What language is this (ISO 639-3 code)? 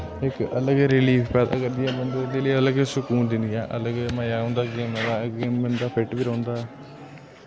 doi